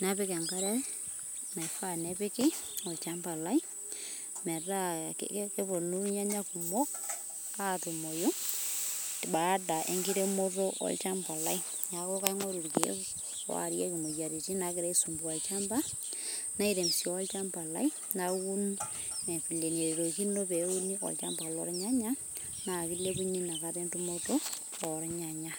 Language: Masai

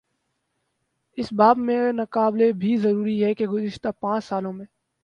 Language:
Urdu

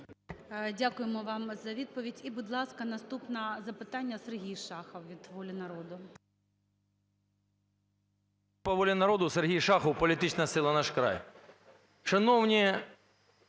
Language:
Ukrainian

